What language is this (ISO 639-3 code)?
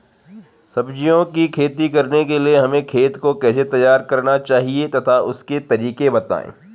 hin